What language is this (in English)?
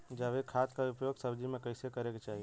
Bhojpuri